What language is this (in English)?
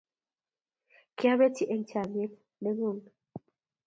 Kalenjin